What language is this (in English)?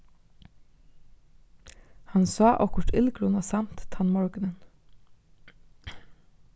Faroese